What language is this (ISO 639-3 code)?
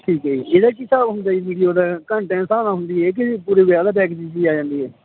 pan